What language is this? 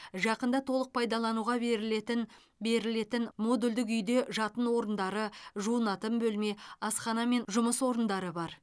Kazakh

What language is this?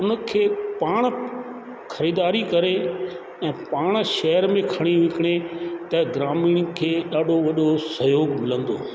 Sindhi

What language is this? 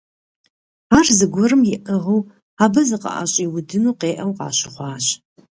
Kabardian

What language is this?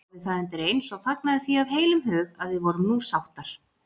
Icelandic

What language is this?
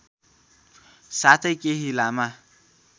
Nepali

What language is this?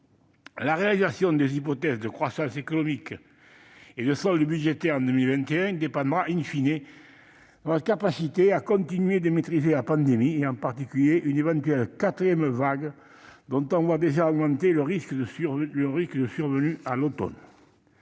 French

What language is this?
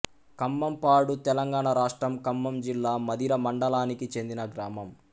Telugu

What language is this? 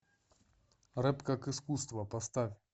Russian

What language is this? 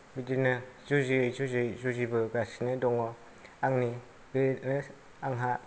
Bodo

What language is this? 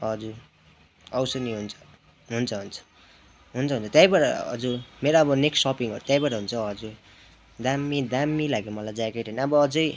Nepali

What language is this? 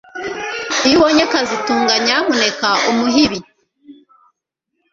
Kinyarwanda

